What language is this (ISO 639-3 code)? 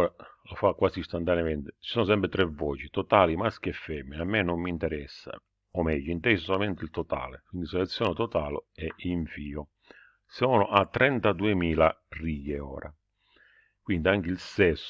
ita